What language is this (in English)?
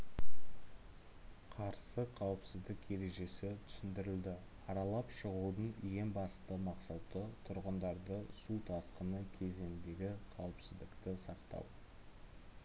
Kazakh